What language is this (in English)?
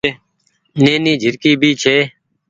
Goaria